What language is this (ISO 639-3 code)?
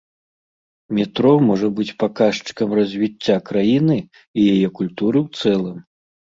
bel